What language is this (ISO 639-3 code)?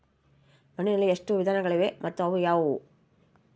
kan